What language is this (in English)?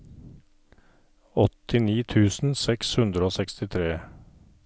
Norwegian